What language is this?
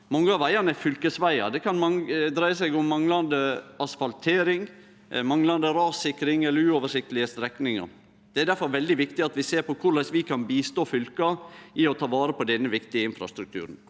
Norwegian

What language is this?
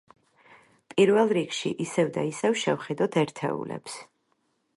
Georgian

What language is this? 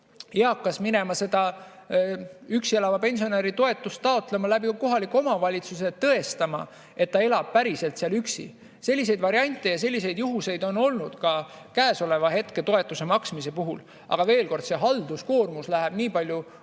Estonian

